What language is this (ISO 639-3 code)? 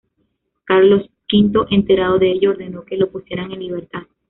spa